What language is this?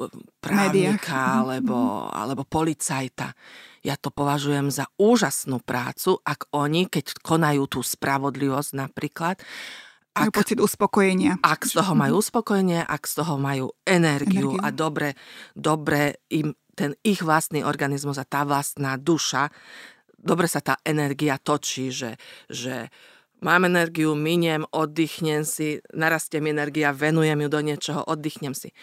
Slovak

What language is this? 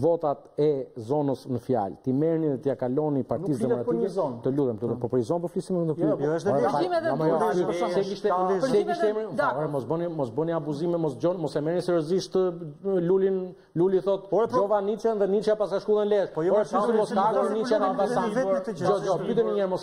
Greek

